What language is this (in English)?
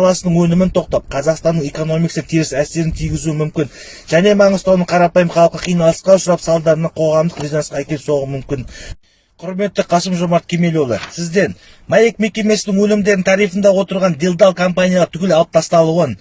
Turkish